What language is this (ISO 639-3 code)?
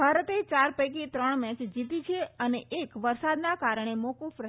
guj